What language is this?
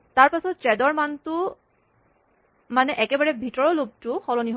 Assamese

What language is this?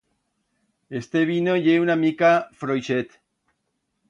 Aragonese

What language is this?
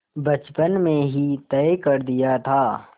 Hindi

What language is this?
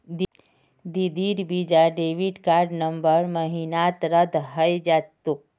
Magahi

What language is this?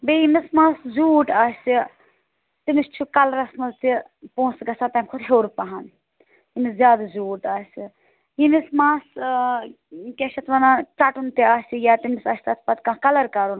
Kashmiri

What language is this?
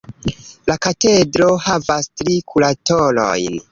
Esperanto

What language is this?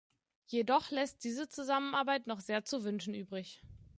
German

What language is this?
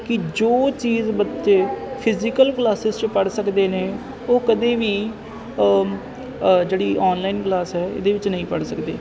Punjabi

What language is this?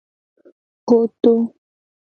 Gen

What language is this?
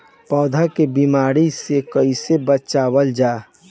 Bhojpuri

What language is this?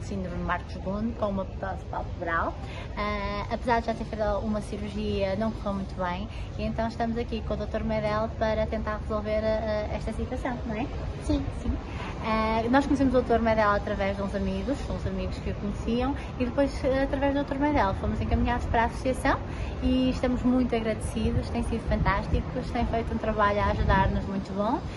Portuguese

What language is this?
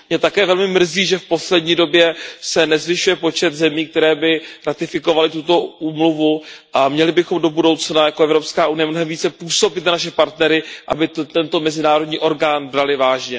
Czech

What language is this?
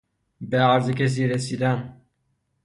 Persian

